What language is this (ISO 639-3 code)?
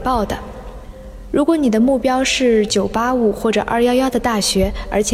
zho